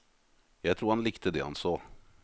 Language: Norwegian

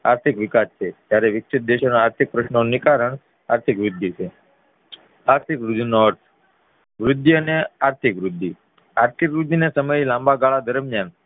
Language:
Gujarati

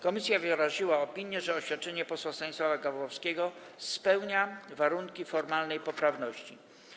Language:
Polish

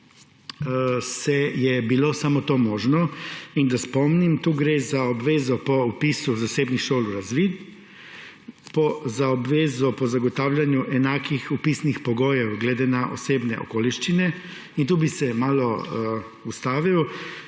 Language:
Slovenian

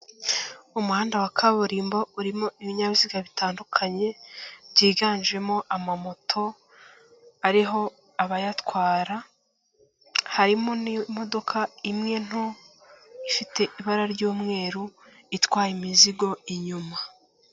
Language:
Kinyarwanda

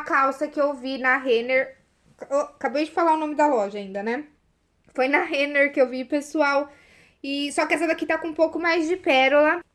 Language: Portuguese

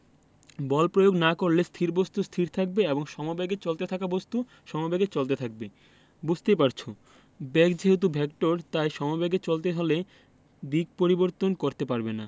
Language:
Bangla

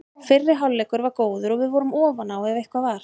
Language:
Icelandic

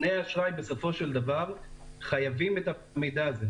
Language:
Hebrew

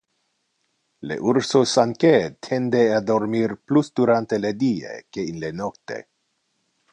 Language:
Interlingua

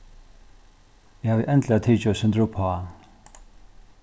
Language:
Faroese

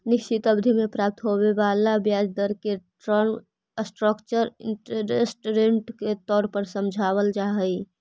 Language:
Magahi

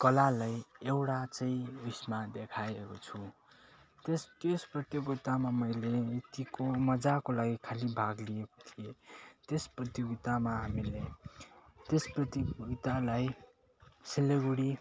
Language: Nepali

